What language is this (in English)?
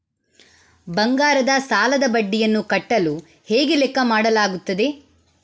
Kannada